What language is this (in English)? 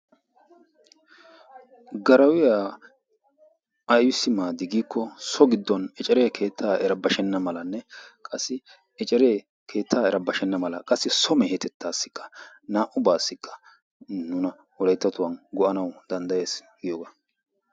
Wolaytta